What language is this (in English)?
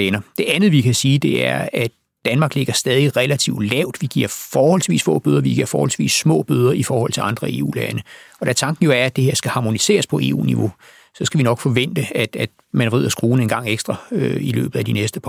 Danish